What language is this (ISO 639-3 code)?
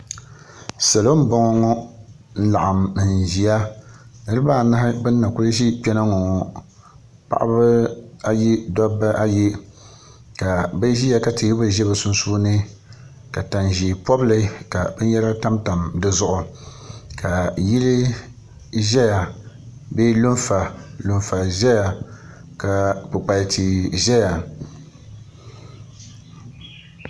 dag